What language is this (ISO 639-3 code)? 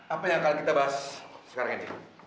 ind